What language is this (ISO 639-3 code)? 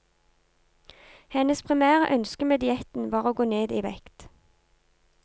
nor